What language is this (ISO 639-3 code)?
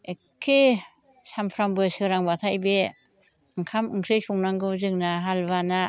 brx